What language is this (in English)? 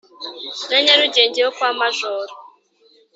Kinyarwanda